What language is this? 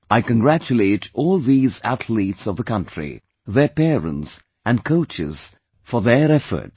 English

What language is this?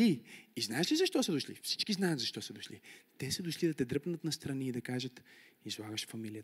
Bulgarian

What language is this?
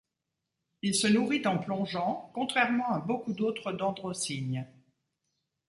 French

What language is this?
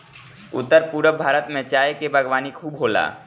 Bhojpuri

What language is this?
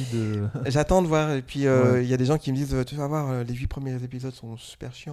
French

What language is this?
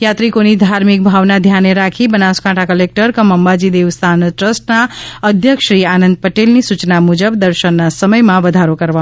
Gujarati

